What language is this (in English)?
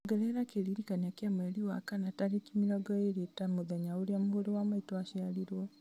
Kikuyu